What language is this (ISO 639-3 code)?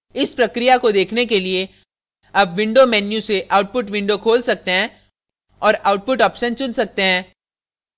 hin